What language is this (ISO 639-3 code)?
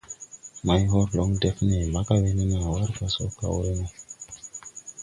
tui